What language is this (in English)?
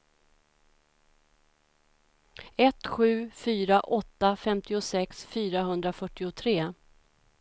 Swedish